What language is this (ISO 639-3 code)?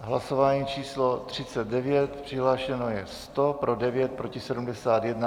ces